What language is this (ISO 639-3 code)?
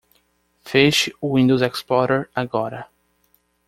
por